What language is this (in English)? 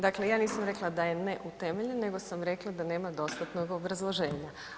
Croatian